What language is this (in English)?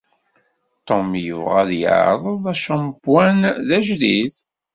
Kabyle